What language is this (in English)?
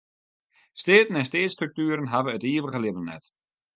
Western Frisian